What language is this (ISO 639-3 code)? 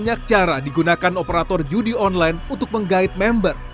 ind